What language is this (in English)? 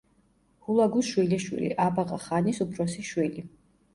Georgian